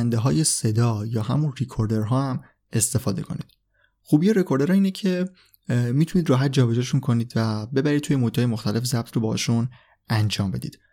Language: Persian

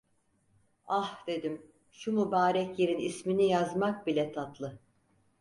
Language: Turkish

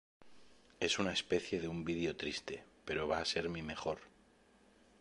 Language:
Spanish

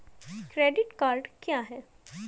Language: Hindi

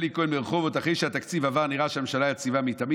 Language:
Hebrew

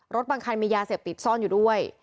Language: Thai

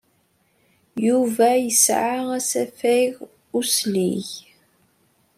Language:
Kabyle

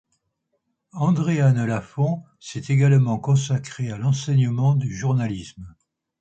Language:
French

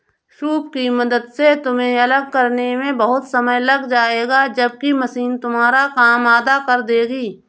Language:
Hindi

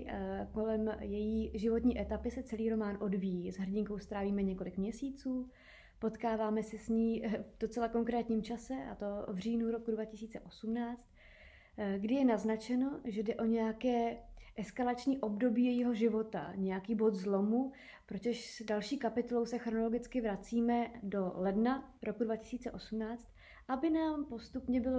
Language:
Czech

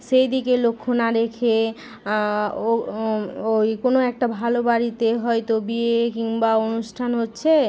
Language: Bangla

